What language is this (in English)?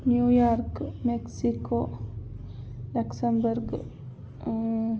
Kannada